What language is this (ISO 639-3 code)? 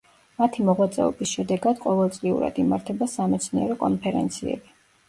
kat